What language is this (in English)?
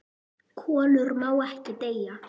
Icelandic